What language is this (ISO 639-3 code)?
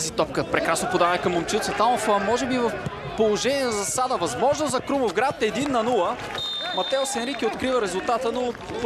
bul